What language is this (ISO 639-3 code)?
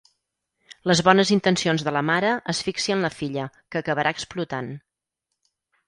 cat